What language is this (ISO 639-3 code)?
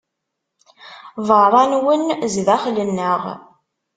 kab